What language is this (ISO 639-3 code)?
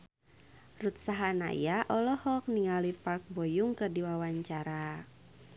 sun